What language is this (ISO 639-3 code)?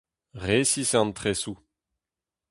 bre